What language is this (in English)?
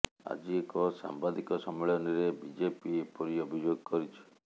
Odia